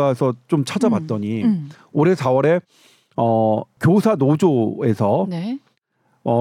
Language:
Korean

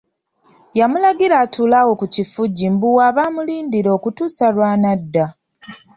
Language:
Ganda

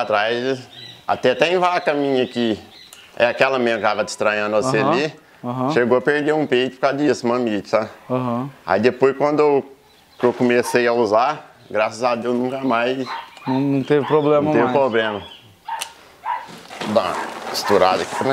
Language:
Portuguese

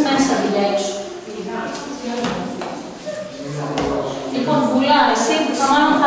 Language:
Greek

